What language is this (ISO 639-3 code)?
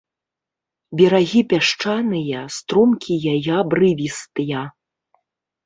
bel